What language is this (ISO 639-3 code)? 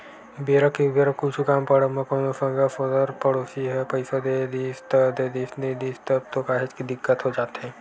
hne